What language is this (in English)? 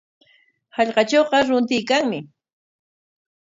Corongo Ancash Quechua